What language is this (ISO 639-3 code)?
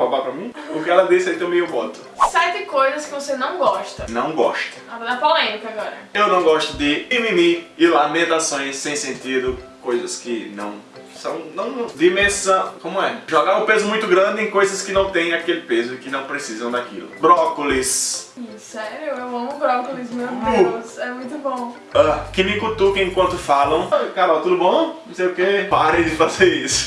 por